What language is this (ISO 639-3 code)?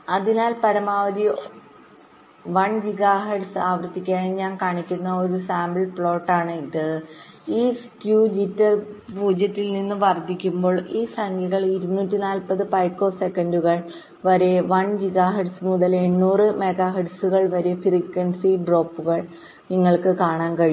mal